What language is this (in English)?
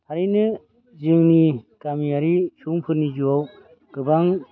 Bodo